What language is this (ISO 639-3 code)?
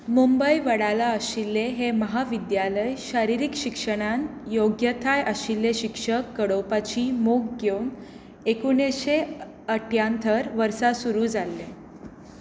kok